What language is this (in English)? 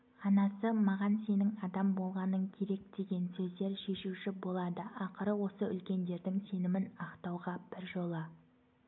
Kazakh